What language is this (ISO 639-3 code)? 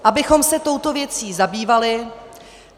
ces